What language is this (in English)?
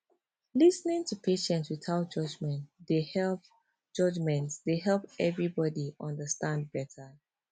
Nigerian Pidgin